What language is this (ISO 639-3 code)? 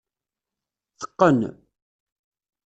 kab